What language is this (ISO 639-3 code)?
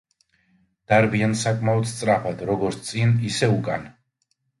kat